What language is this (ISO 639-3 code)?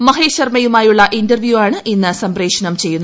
mal